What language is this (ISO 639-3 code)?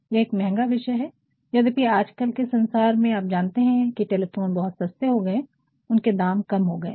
hin